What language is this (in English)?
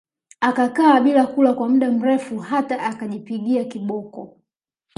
Swahili